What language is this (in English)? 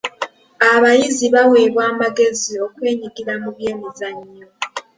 Ganda